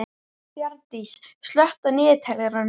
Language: Icelandic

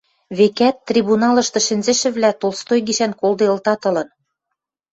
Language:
Western Mari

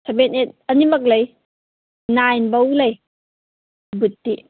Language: Manipuri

